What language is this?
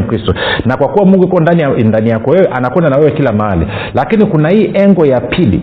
Swahili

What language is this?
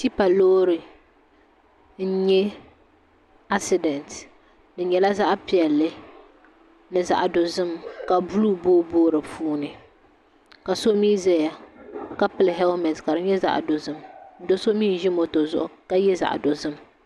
Dagbani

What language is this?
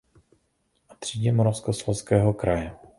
Czech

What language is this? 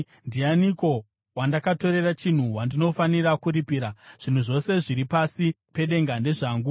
Shona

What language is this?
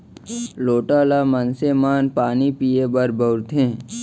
Chhattisgarhi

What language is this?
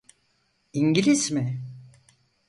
Turkish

